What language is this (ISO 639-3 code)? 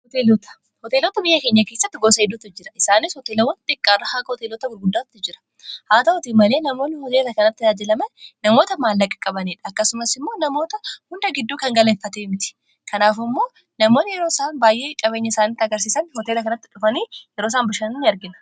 orm